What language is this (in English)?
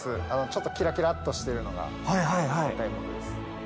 Japanese